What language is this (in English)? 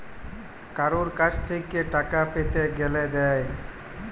Bangla